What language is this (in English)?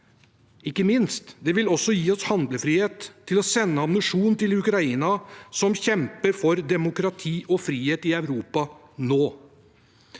Norwegian